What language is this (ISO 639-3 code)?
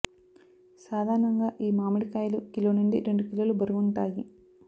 tel